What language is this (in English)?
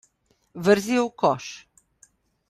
Slovenian